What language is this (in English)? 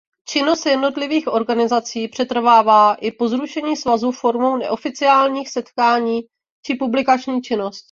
Czech